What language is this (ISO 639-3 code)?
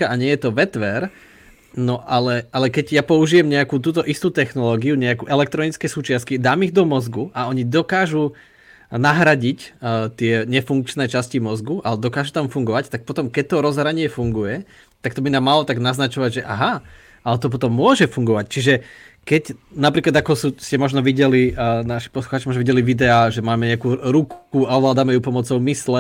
slk